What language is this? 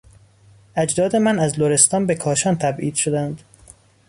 Persian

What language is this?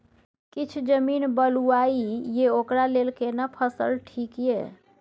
Maithili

